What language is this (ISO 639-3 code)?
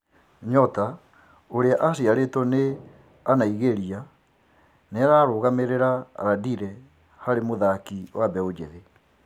kik